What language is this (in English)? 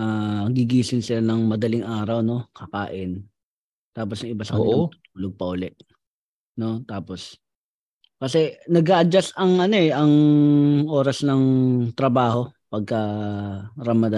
Filipino